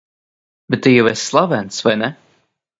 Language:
Latvian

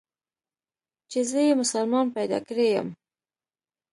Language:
Pashto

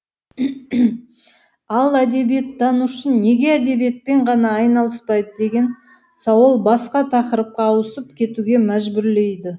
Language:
Kazakh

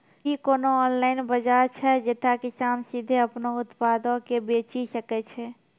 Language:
Maithili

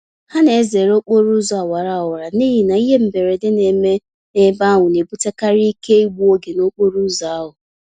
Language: Igbo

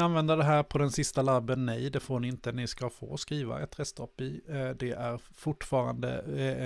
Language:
Swedish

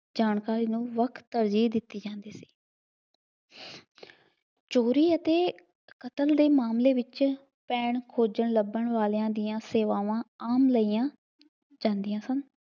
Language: Punjabi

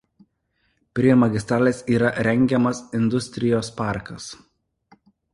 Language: Lithuanian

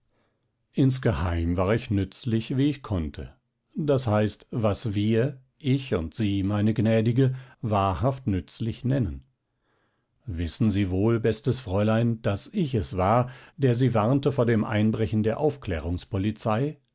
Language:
German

